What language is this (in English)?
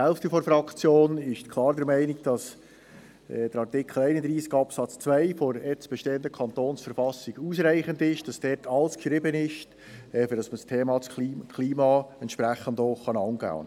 Swiss German